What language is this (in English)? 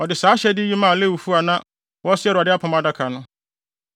Akan